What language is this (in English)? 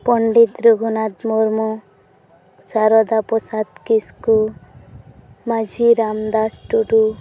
Santali